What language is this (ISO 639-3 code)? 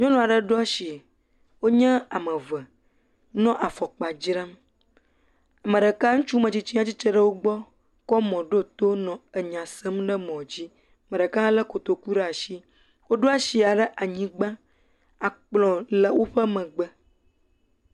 ewe